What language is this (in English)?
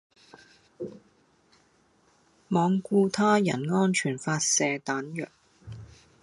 Cantonese